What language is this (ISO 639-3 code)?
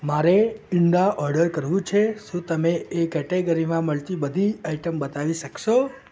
guj